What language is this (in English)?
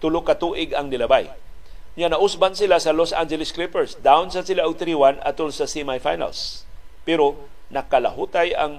Filipino